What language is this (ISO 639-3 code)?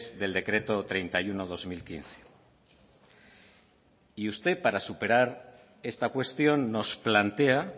spa